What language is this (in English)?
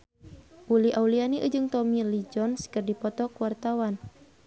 Sundanese